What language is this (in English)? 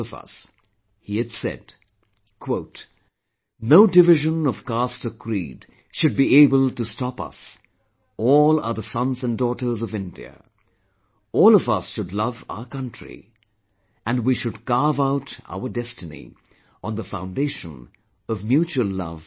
English